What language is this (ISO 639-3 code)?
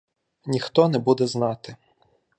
ukr